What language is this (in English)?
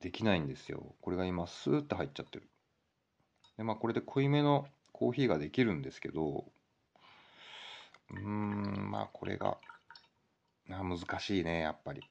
Japanese